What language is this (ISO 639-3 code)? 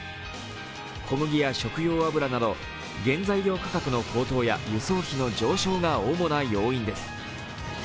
jpn